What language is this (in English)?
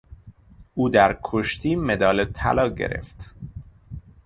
Persian